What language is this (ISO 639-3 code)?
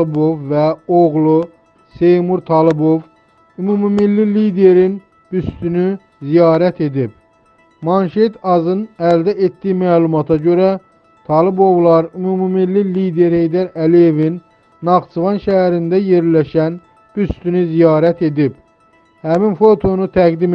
tur